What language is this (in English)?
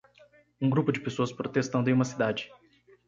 Portuguese